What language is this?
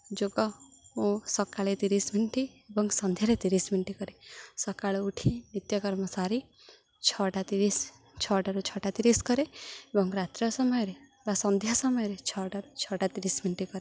Odia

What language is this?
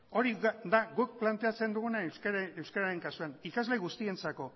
Basque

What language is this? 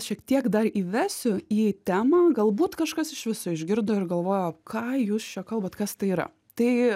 Lithuanian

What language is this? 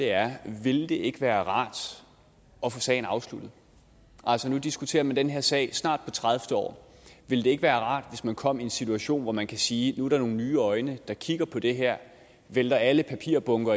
Danish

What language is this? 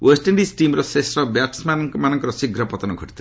Odia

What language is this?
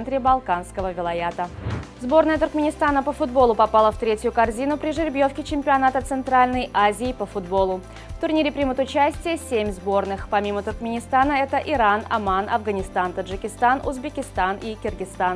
Russian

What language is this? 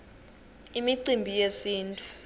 Swati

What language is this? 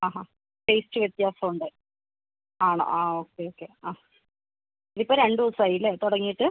Malayalam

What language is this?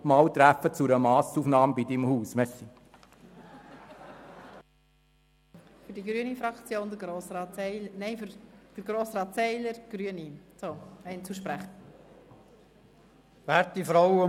Swiss German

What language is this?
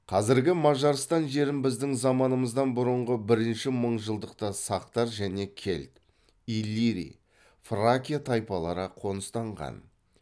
Kazakh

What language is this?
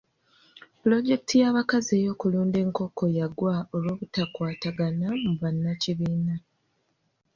Ganda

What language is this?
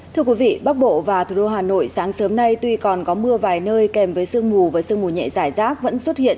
Vietnamese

